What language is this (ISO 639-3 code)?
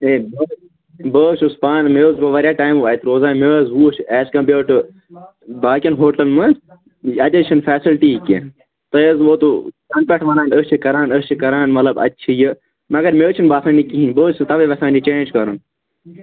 kas